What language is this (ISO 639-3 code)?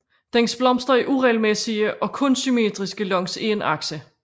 dan